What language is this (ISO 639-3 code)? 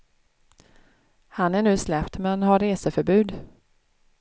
swe